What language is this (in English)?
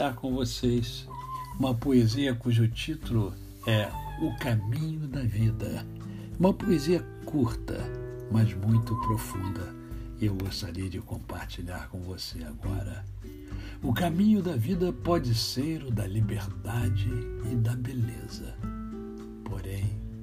Portuguese